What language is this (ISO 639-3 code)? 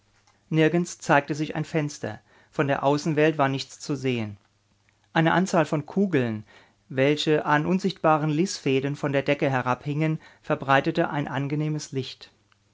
deu